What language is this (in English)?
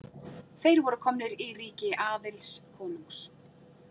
Icelandic